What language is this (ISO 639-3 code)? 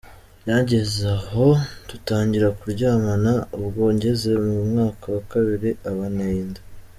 kin